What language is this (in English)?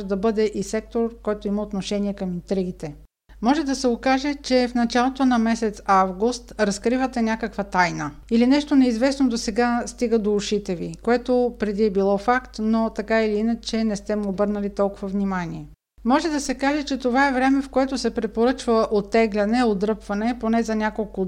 Bulgarian